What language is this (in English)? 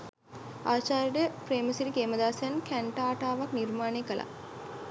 Sinhala